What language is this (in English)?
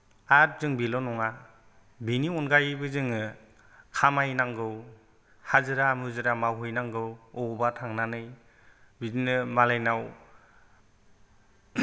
Bodo